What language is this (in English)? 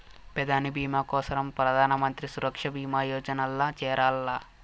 Telugu